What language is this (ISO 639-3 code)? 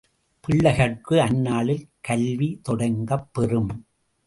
tam